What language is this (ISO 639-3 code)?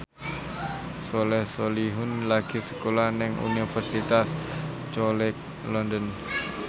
jav